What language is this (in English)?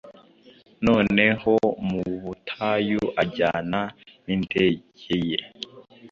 Kinyarwanda